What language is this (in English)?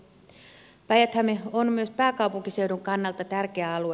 Finnish